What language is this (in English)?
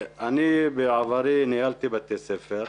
Hebrew